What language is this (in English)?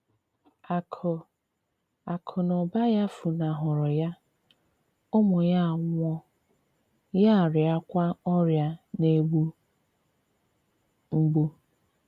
Igbo